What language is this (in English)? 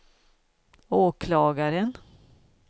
Swedish